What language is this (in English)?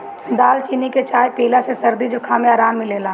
Bhojpuri